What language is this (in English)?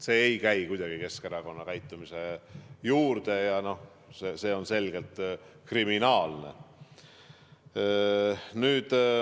Estonian